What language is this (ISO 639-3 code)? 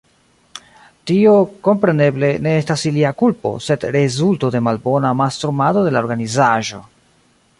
epo